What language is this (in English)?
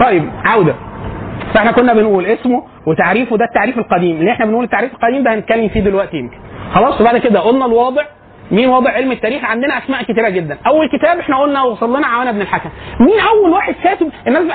Arabic